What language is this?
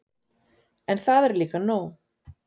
Icelandic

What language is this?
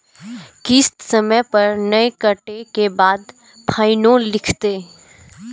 Maithili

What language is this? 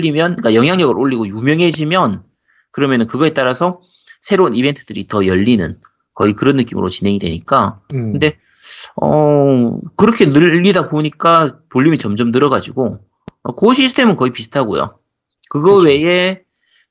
Korean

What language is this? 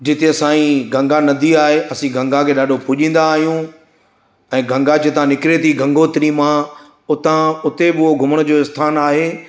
Sindhi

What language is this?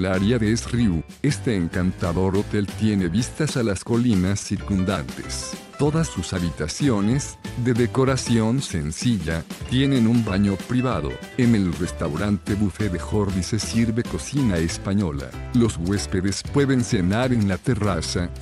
Spanish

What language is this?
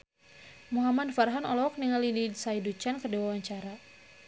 Sundanese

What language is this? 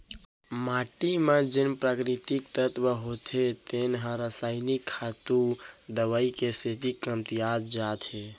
Chhattisgarhi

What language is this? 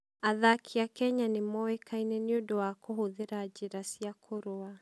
Kikuyu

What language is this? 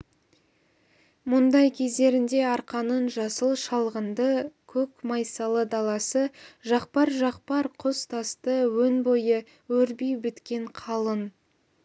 Kazakh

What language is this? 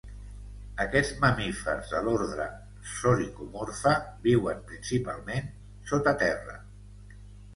Catalan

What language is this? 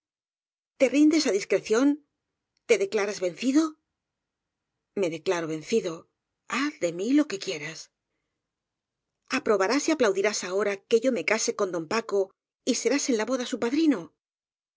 Spanish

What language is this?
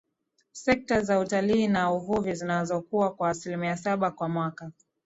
Swahili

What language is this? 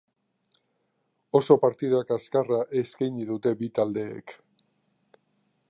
Basque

